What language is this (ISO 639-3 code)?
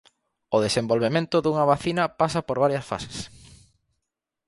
glg